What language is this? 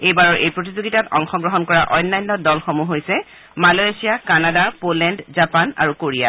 Assamese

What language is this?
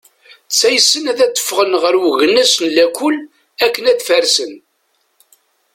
Kabyle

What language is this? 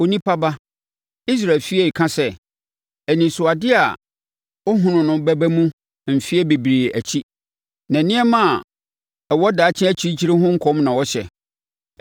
Akan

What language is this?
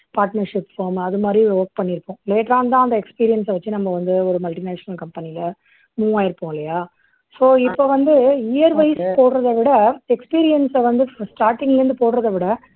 Tamil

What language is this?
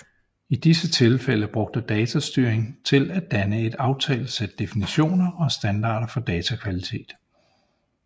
Danish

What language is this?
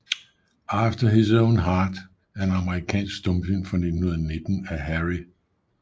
Danish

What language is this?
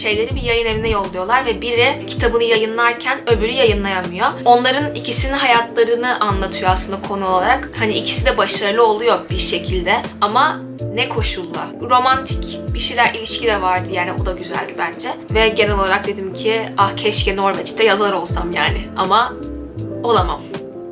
Turkish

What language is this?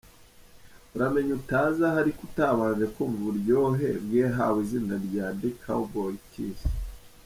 Kinyarwanda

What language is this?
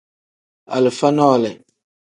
Tem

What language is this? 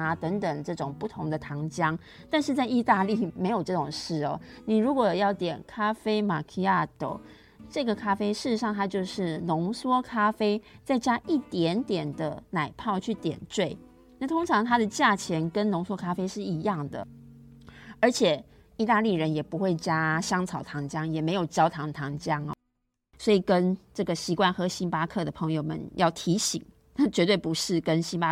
Chinese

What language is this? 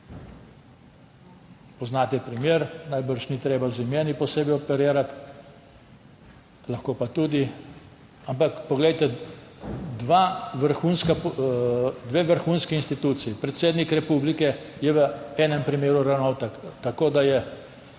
Slovenian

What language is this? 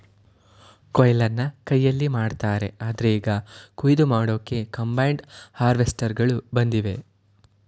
Kannada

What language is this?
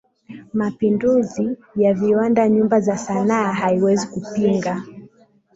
Swahili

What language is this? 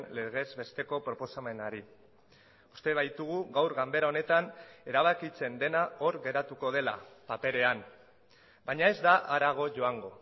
Basque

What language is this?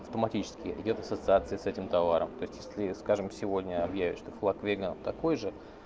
Russian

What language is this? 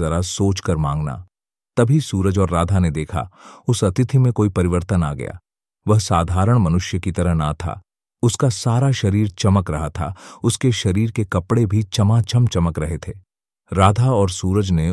Hindi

